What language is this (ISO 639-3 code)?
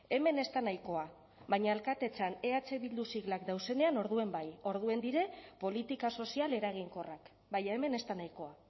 eus